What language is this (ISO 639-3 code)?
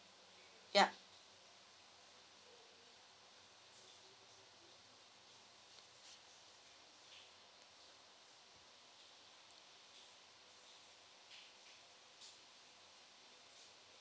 eng